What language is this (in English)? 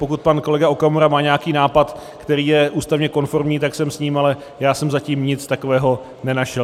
Czech